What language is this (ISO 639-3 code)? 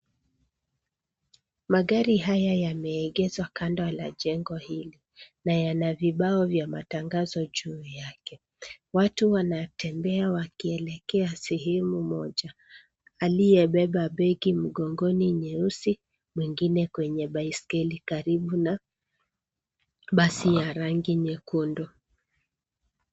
swa